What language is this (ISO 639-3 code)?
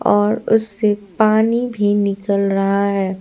hin